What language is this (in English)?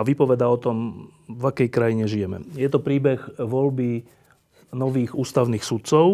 Slovak